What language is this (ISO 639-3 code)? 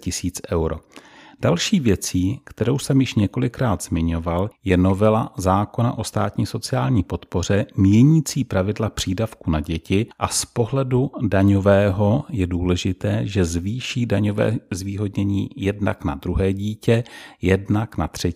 ces